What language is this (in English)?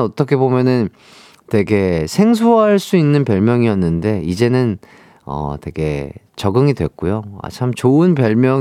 Korean